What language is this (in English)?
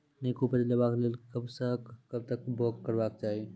Maithili